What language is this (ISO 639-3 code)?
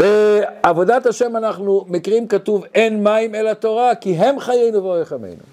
heb